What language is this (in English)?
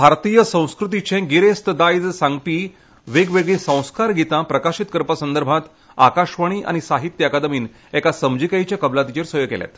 Konkani